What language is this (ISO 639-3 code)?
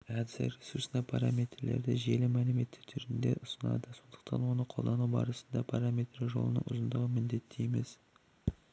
kaz